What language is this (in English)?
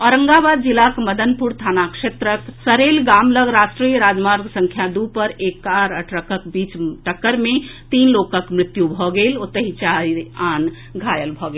Maithili